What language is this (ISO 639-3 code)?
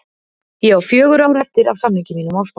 isl